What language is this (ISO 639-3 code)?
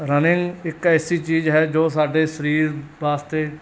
pan